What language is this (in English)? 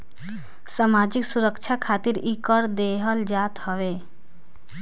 Bhojpuri